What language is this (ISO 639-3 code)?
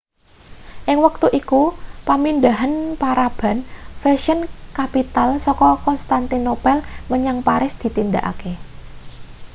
jav